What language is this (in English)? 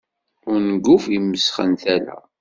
Kabyle